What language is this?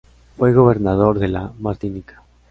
Spanish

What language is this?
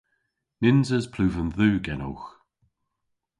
Cornish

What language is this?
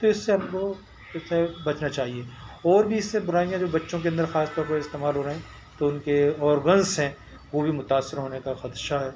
Urdu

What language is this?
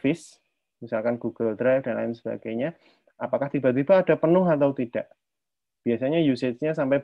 Indonesian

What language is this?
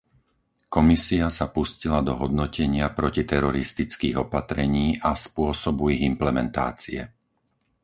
Slovak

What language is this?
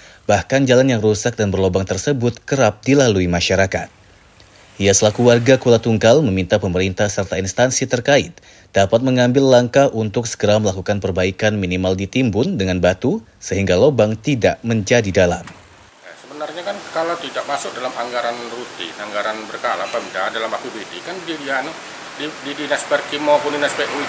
Indonesian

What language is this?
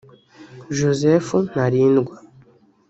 Kinyarwanda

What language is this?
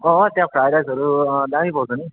Nepali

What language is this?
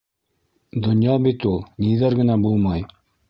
Bashkir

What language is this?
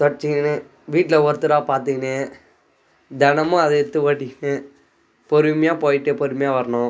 Tamil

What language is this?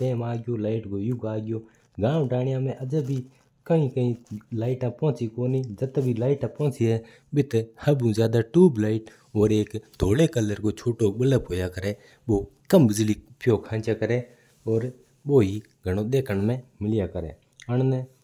Mewari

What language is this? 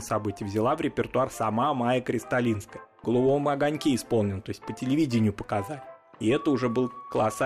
Russian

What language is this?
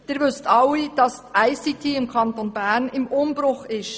Swiss German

